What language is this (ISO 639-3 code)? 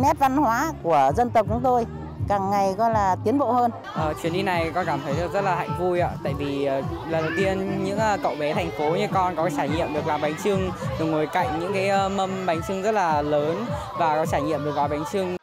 vie